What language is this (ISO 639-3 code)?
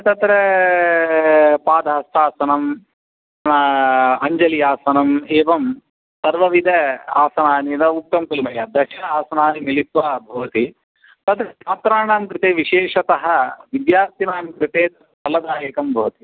san